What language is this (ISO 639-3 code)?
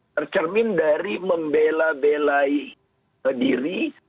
ind